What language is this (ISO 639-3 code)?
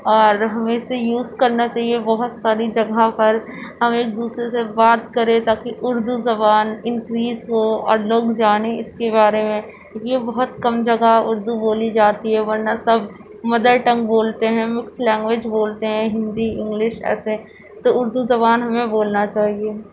urd